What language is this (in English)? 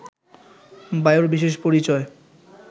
Bangla